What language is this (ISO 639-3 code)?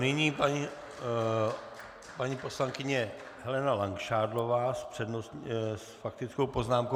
ces